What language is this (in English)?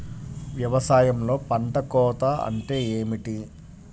Telugu